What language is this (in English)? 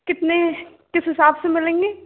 Hindi